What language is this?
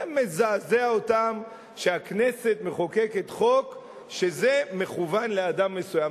Hebrew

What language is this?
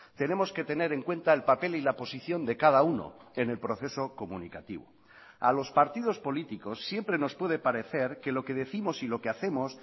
Spanish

